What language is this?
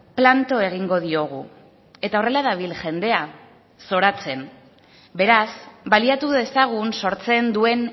Basque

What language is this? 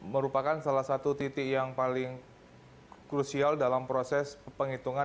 Indonesian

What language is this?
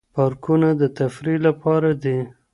Pashto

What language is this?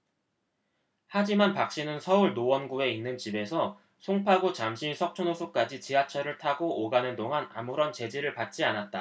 Korean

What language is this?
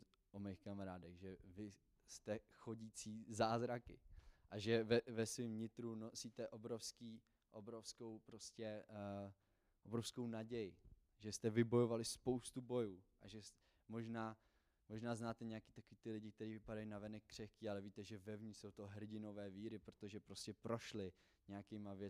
Czech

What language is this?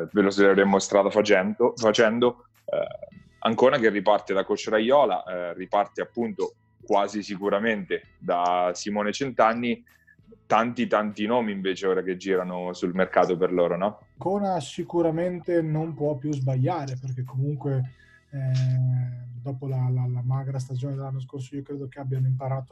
Italian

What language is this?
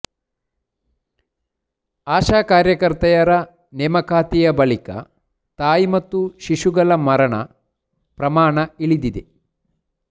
Kannada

